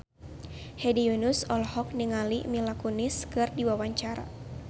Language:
Sundanese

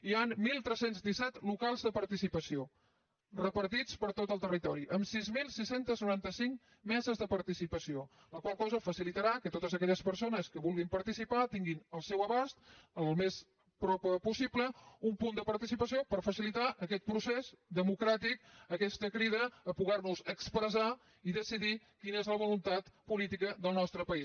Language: Catalan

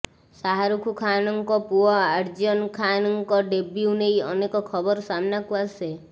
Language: Odia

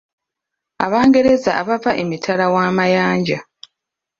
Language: Ganda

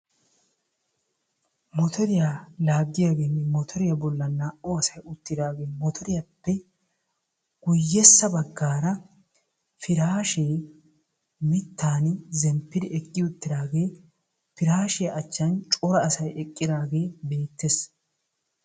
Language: Wolaytta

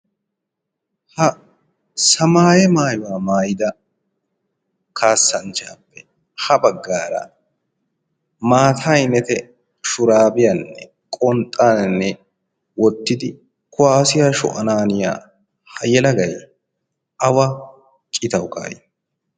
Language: Wolaytta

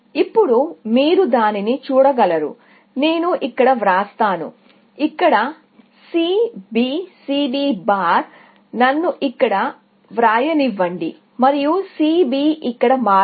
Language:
Telugu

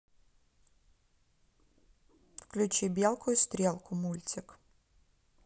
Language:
Russian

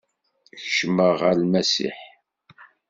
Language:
Kabyle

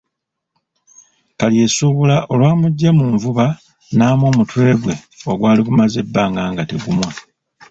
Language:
Ganda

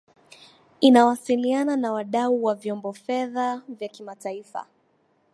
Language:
Swahili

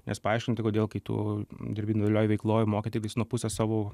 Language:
Lithuanian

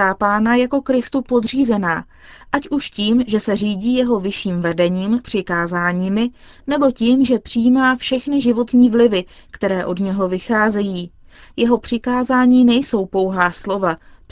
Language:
Czech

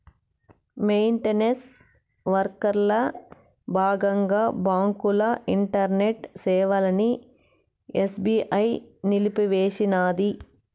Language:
Telugu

